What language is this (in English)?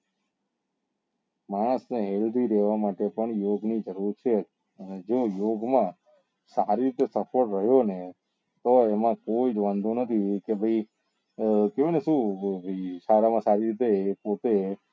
Gujarati